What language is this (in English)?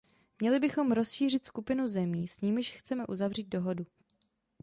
Czech